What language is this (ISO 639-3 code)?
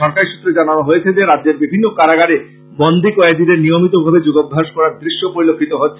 ben